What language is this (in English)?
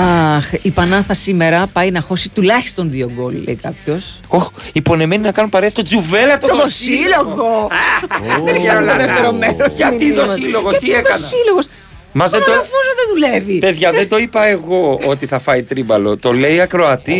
Greek